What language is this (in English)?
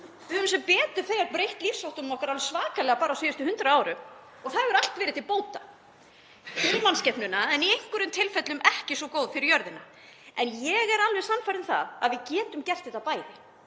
Icelandic